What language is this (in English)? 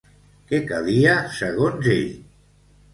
Catalan